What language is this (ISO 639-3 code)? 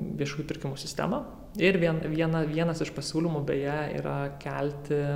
lit